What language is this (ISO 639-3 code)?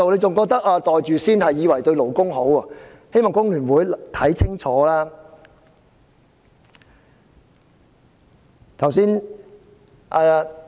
yue